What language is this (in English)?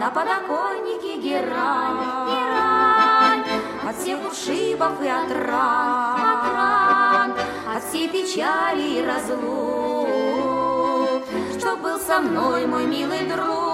Russian